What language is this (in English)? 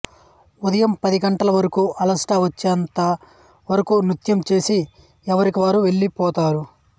Telugu